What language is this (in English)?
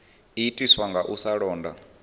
Venda